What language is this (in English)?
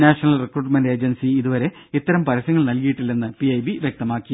Malayalam